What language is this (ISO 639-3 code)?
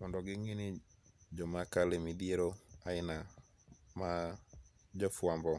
luo